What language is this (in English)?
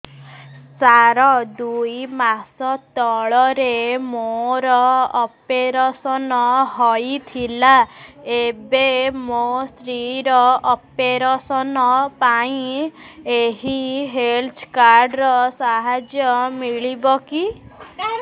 Odia